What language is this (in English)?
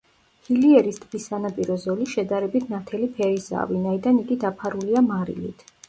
Georgian